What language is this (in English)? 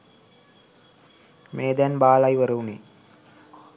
Sinhala